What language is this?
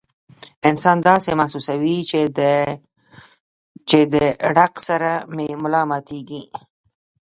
Pashto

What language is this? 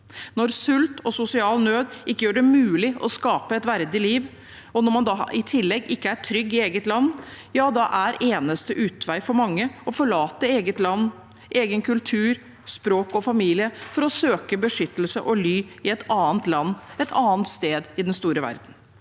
Norwegian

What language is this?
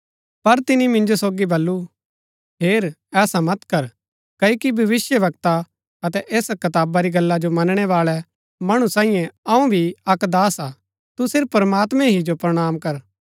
Gaddi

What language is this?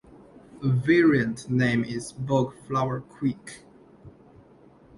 English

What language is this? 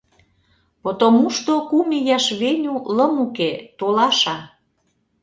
Mari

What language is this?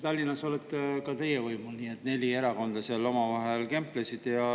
Estonian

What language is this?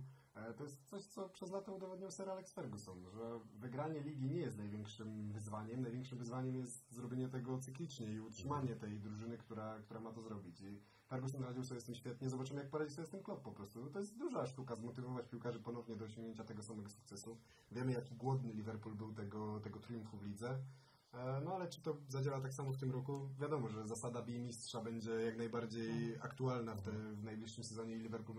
Polish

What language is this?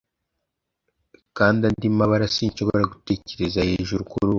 Kinyarwanda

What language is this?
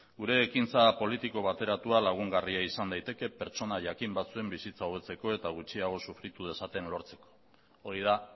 Basque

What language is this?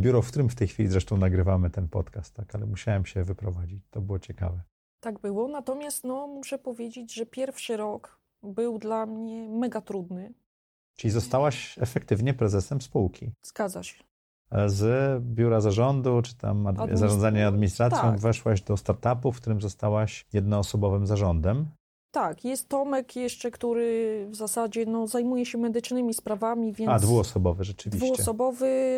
Polish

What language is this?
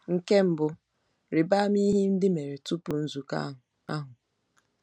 Igbo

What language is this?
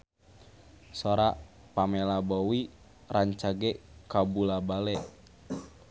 Sundanese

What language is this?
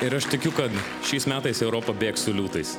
Lithuanian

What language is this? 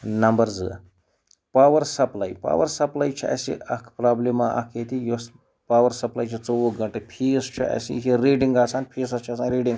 Kashmiri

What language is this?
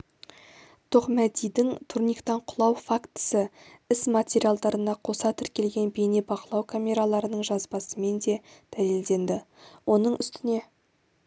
Kazakh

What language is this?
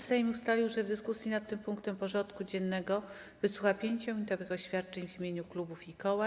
Polish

